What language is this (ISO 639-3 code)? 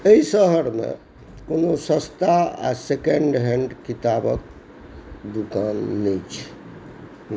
mai